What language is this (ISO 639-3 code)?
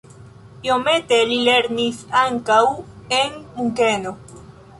epo